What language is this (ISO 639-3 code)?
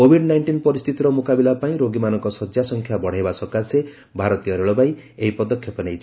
ori